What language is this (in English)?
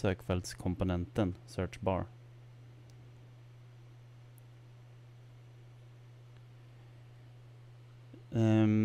Swedish